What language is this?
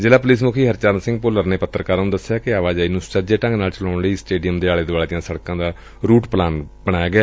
Punjabi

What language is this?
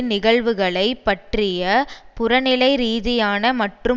Tamil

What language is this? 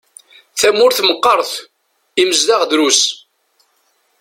Kabyle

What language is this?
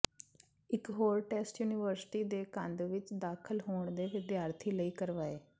Punjabi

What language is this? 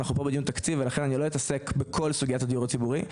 Hebrew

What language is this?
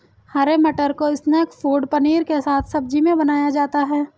Hindi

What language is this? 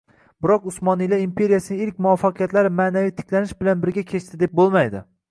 Uzbek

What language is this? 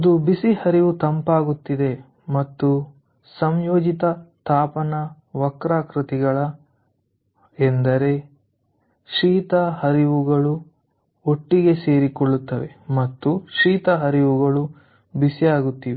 Kannada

